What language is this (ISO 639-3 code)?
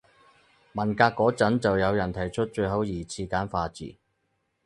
yue